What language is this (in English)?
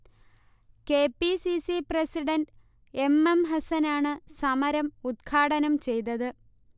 Malayalam